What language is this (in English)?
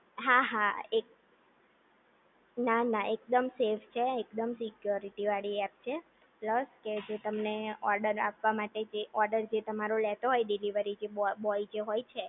Gujarati